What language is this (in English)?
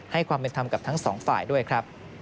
Thai